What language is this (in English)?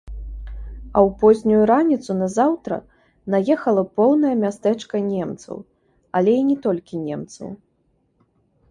Belarusian